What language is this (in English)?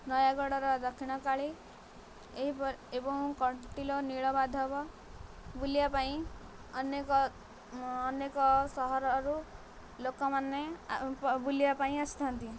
Odia